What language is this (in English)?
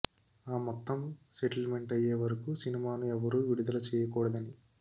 Telugu